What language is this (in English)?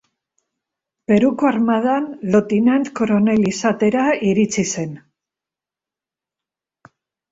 Basque